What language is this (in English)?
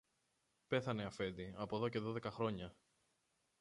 Greek